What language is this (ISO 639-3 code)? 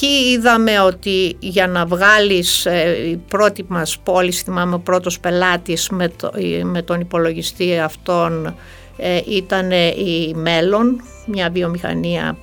ell